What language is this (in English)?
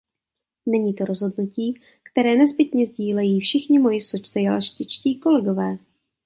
Czech